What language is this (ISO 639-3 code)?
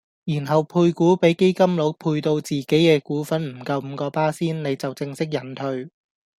yue